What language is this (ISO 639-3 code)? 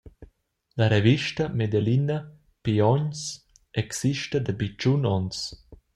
roh